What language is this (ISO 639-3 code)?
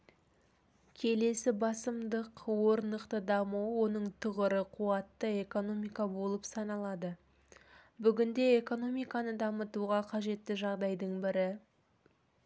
kaz